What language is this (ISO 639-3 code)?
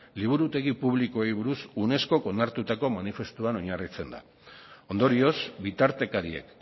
eus